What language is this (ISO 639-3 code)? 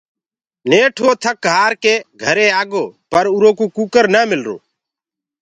ggg